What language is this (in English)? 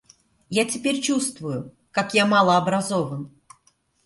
Russian